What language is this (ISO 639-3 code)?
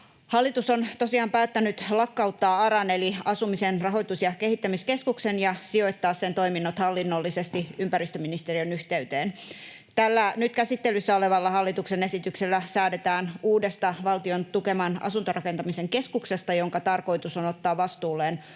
fin